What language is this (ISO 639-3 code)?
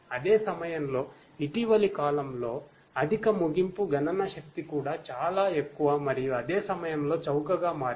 tel